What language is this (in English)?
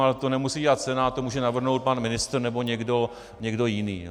Czech